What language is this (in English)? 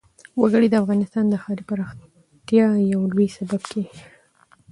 Pashto